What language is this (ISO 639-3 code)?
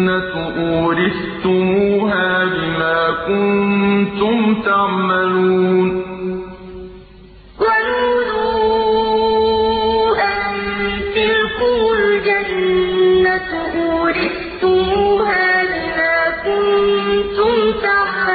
ara